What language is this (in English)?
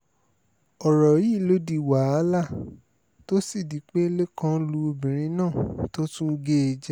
Yoruba